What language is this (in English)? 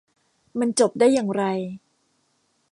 Thai